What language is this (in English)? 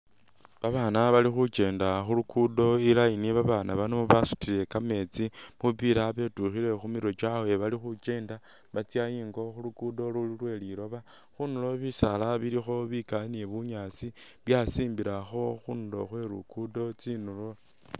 Masaaba